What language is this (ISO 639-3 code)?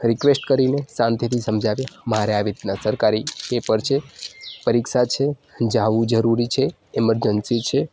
guj